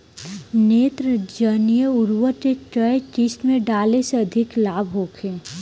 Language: Bhojpuri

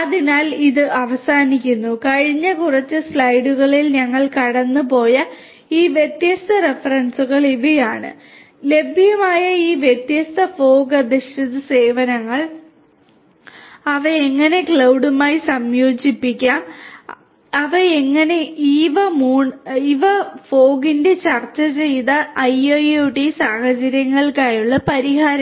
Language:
Malayalam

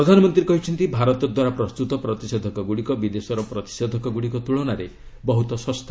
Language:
Odia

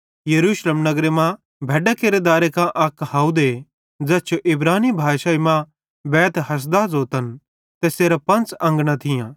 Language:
Bhadrawahi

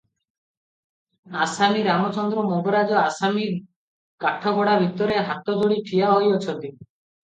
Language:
Odia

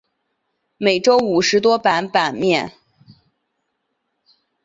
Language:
Chinese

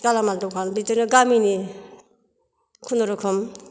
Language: Bodo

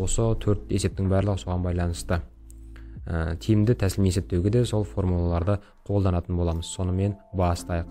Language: Turkish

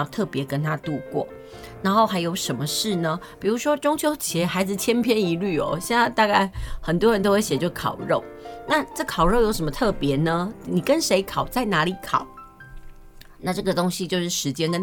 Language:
Chinese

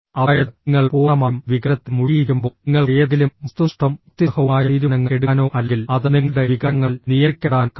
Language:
Malayalam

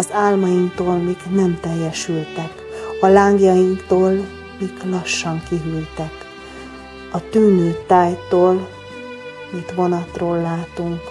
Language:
Hungarian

